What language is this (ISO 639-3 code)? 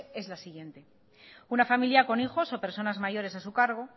spa